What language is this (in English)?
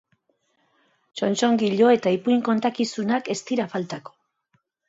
Basque